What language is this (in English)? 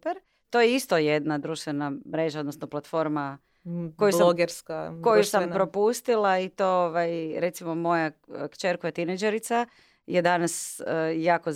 Croatian